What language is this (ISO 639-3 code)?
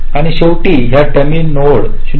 mar